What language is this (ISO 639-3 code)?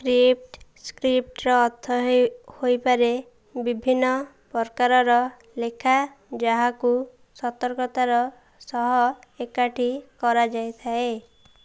ori